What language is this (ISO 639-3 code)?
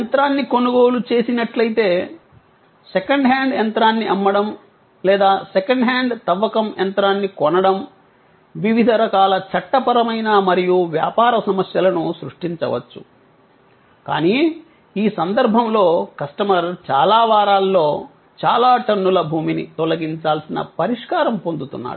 tel